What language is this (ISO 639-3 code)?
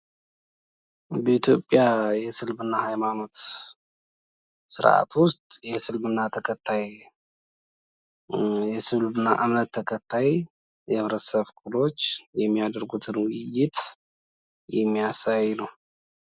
amh